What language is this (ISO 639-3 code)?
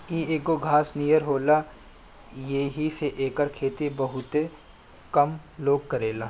bho